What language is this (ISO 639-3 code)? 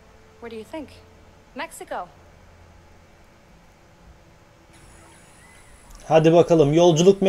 tur